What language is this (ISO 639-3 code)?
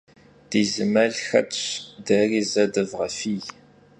kbd